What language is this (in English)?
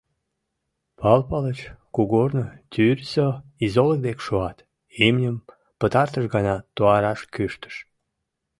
Mari